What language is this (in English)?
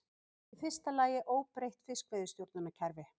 Icelandic